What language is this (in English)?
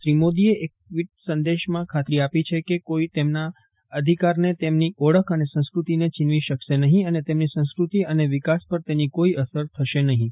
Gujarati